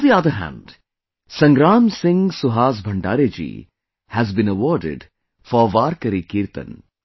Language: English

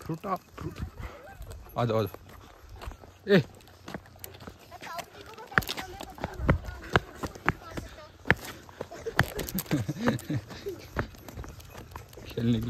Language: Romanian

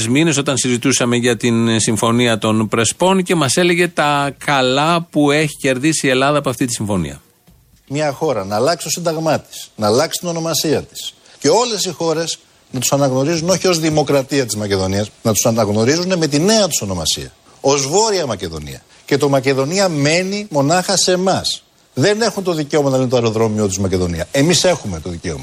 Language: Greek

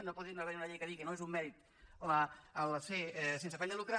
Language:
Catalan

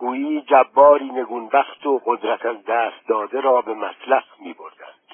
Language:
Persian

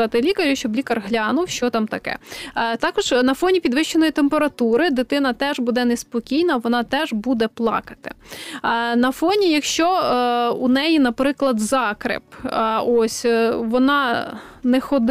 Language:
Ukrainian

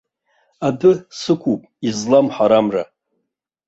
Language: Abkhazian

